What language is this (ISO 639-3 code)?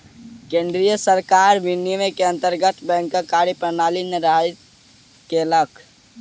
mai